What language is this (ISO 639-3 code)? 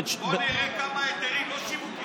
heb